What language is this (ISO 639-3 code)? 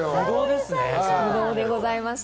jpn